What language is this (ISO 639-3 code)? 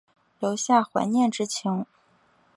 zho